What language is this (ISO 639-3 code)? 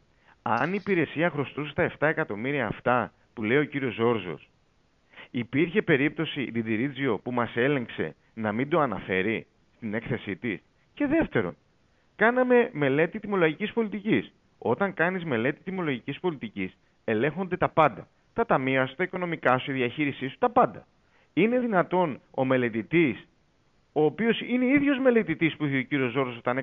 ell